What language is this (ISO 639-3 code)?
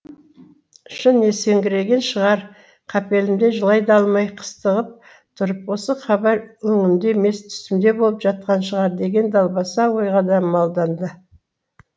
kaz